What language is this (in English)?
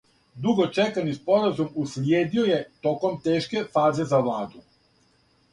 Serbian